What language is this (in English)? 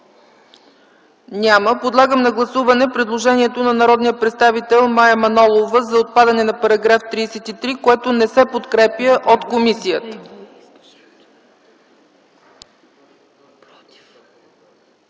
Bulgarian